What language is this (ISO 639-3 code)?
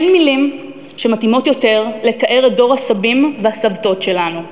heb